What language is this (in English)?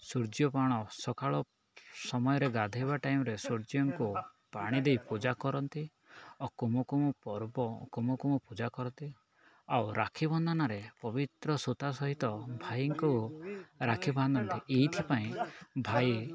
Odia